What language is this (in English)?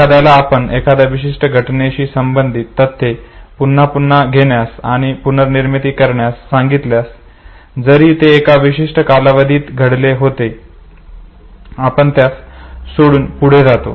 Marathi